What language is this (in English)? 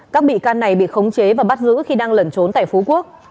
Vietnamese